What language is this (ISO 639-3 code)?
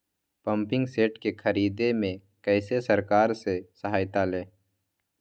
mag